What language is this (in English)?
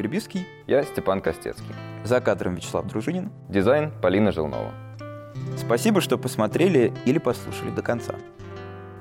Russian